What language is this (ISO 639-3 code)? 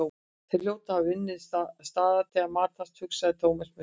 isl